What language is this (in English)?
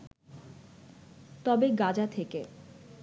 Bangla